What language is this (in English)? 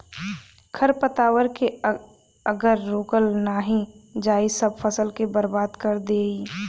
Bhojpuri